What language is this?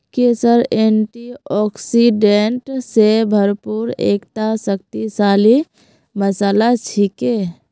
Magahi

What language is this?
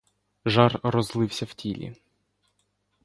Ukrainian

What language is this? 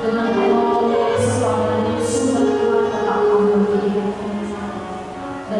Indonesian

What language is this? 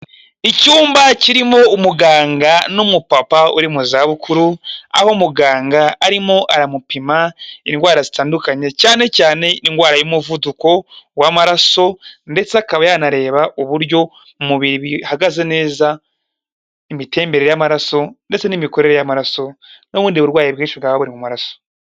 Kinyarwanda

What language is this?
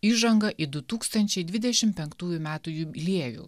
Lithuanian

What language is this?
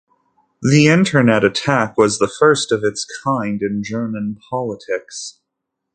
English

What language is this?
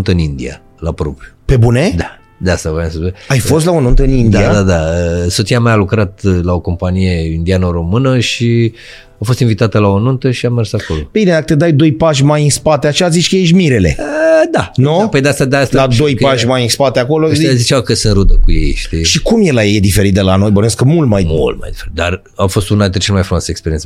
Romanian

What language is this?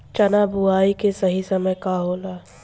Bhojpuri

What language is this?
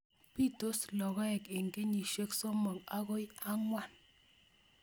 Kalenjin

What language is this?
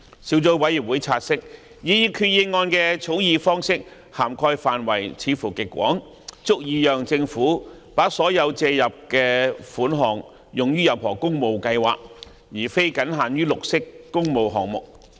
Cantonese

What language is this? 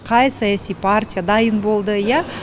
Kazakh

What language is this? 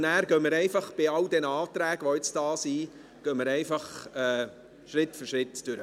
Swiss German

